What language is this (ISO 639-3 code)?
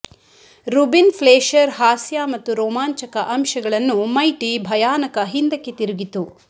kan